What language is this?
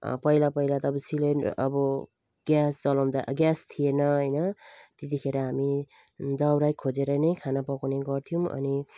Nepali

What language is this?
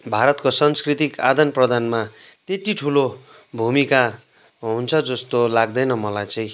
Nepali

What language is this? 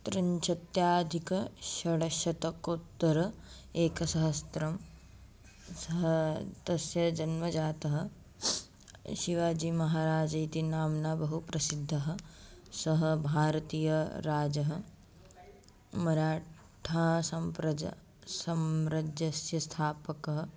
Sanskrit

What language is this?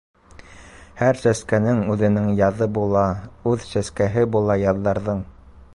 Bashkir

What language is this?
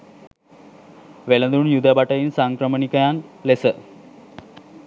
Sinhala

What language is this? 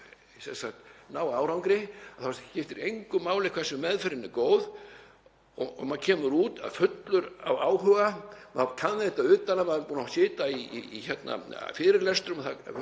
Icelandic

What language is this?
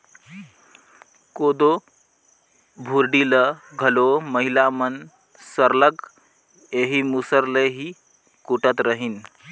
Chhattisgarhi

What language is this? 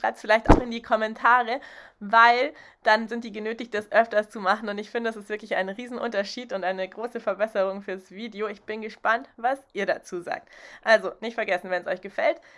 German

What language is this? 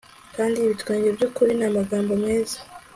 Kinyarwanda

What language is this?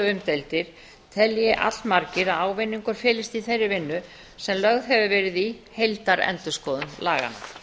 Icelandic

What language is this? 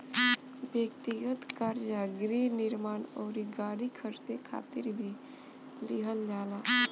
Bhojpuri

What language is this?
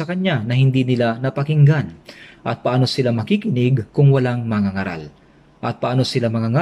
Filipino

